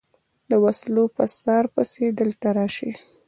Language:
Pashto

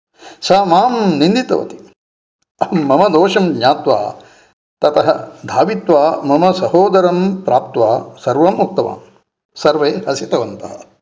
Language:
Sanskrit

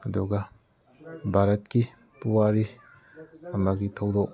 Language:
Manipuri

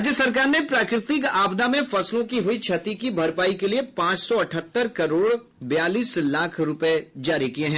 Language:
Hindi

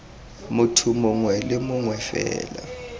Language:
Tswana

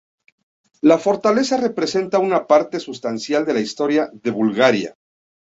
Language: Spanish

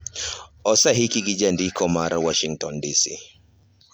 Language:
Luo (Kenya and Tanzania)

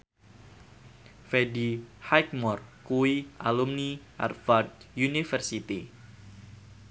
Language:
Javanese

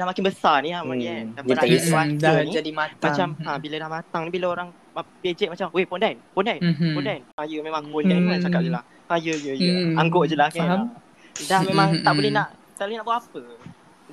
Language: Malay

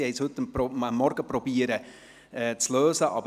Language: Swiss German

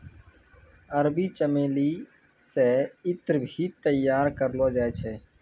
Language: Maithili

